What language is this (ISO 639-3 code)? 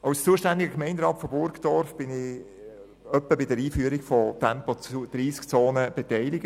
gsw